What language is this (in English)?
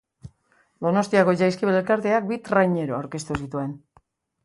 Basque